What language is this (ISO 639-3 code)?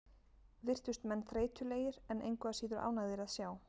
isl